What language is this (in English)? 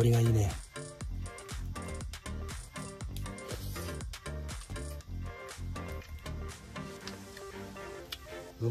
Japanese